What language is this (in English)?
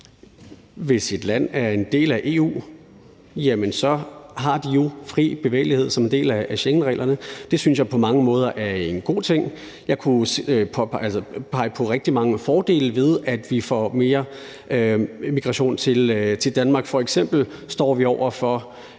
Danish